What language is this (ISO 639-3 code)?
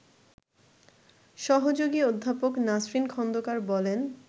ben